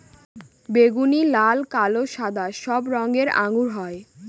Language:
Bangla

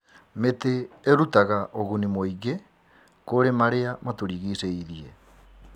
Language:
Kikuyu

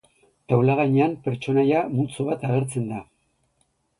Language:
Basque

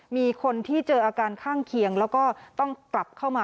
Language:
Thai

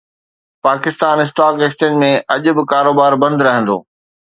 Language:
Sindhi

